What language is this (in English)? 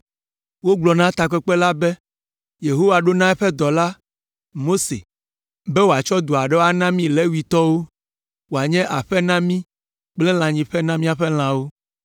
Ewe